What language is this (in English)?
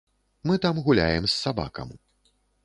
Belarusian